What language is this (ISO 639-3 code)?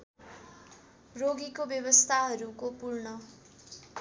nep